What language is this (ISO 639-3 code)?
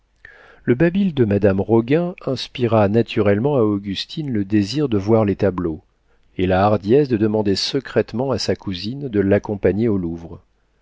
fra